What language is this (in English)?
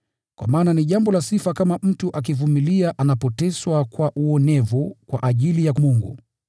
Swahili